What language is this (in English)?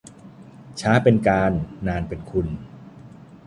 Thai